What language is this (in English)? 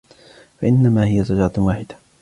Arabic